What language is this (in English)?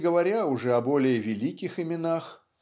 Russian